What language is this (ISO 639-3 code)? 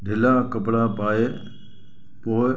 snd